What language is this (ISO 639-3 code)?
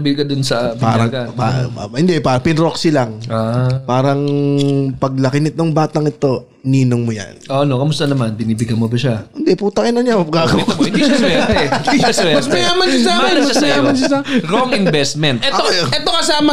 fil